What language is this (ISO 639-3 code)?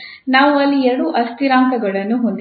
kan